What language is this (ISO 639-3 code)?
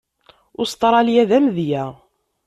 kab